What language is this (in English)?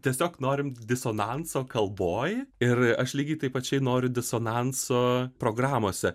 Lithuanian